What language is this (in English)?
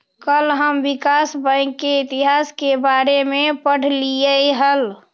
Magahi